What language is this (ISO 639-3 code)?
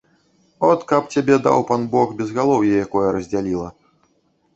bel